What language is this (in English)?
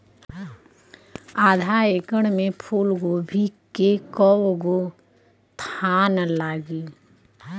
Bhojpuri